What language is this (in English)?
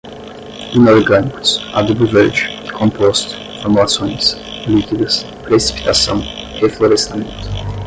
Portuguese